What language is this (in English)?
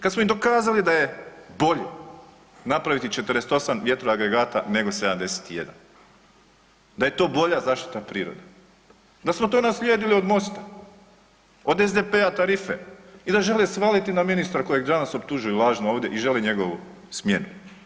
Croatian